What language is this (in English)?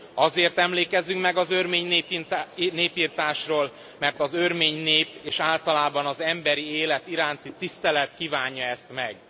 Hungarian